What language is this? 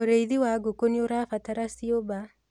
Kikuyu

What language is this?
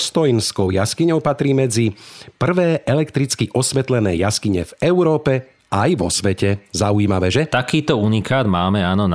Slovak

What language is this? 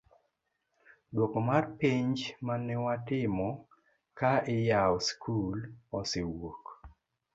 Luo (Kenya and Tanzania)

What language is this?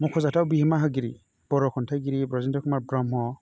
Bodo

